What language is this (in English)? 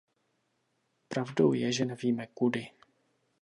Czech